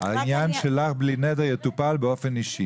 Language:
Hebrew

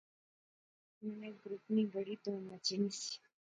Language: Pahari-Potwari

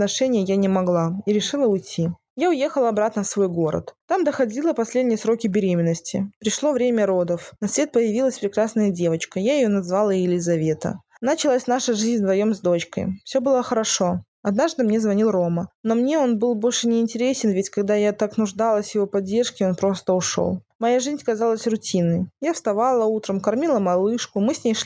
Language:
Russian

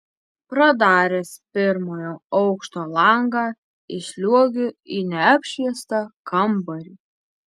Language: Lithuanian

